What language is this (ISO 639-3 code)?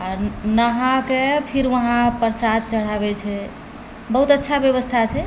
mai